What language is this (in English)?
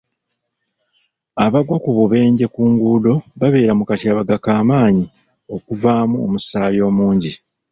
Ganda